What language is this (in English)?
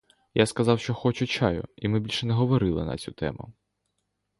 Ukrainian